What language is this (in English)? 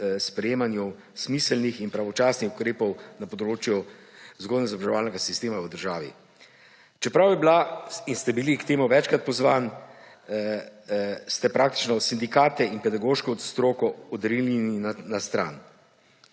Slovenian